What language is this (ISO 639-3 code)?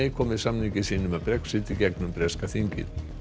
isl